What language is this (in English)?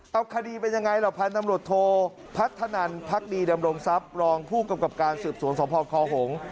Thai